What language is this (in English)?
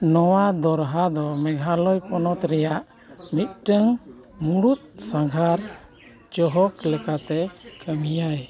Santali